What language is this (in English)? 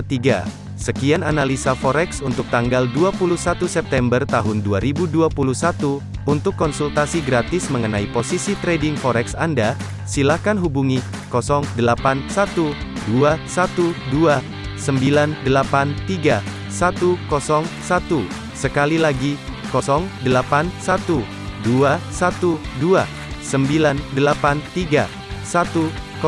Indonesian